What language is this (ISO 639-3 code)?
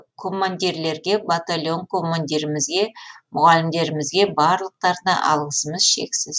kaz